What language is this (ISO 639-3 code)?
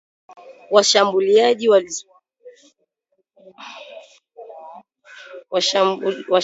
swa